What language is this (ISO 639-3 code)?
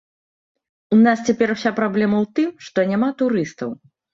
bel